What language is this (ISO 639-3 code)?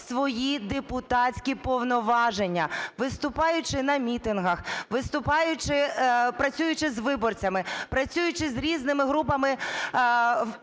ukr